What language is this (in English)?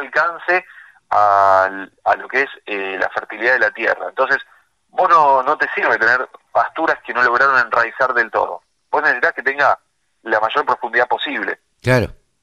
Spanish